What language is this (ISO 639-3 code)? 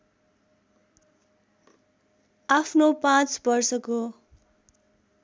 nep